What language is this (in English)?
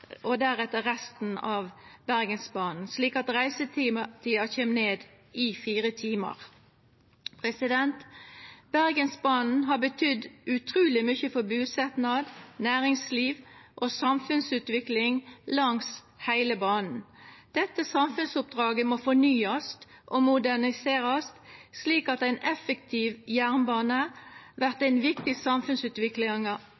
Norwegian Nynorsk